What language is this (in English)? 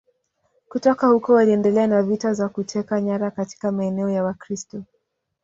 Swahili